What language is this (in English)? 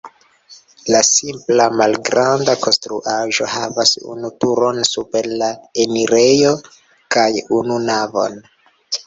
Esperanto